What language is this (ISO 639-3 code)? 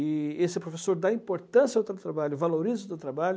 por